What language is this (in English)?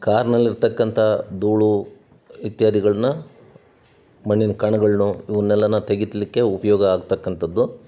Kannada